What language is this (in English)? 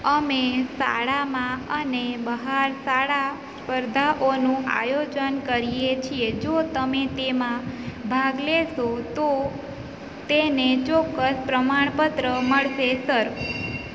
Gujarati